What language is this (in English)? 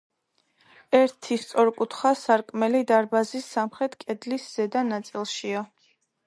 Georgian